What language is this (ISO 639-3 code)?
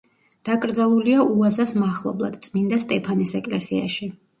kat